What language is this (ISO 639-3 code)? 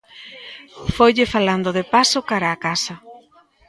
glg